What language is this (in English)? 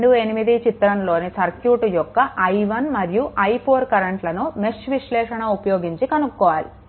Telugu